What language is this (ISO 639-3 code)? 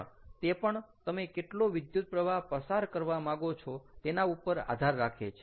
guj